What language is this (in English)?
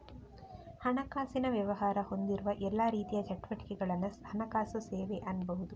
Kannada